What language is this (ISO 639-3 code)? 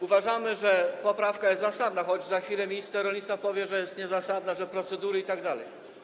pol